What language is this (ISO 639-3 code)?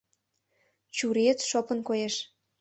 chm